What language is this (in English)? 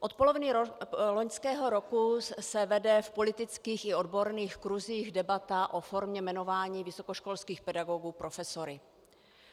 Czech